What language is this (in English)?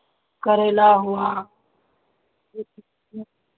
Hindi